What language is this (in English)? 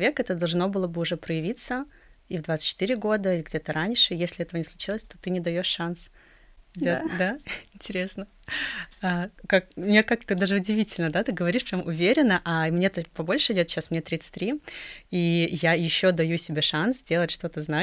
Russian